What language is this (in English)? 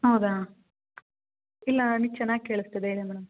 Kannada